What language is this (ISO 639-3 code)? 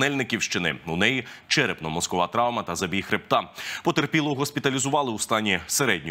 ukr